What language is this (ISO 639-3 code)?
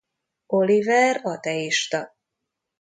hun